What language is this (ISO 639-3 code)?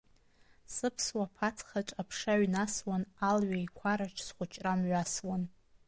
abk